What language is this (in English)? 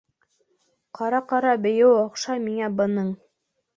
Bashkir